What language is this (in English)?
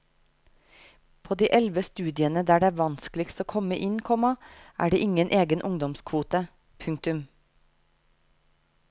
Norwegian